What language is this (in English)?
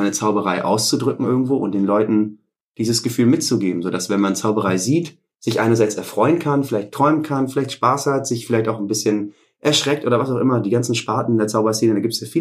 German